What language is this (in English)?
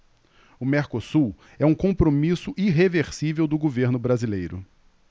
Portuguese